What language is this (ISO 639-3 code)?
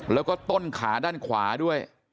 tha